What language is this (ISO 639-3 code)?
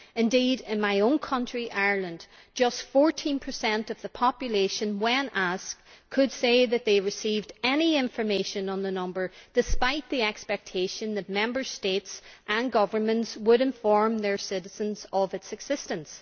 eng